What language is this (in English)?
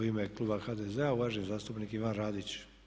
Croatian